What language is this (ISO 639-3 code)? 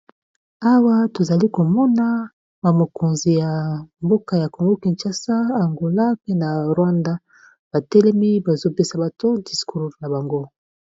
lin